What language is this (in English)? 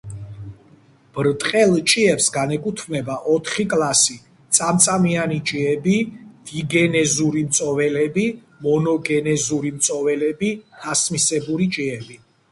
Georgian